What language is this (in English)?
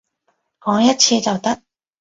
Cantonese